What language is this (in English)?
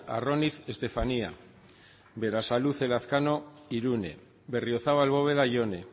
Basque